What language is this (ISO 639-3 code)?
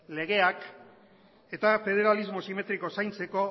eus